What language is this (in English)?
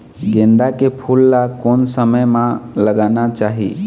Chhattisgarhi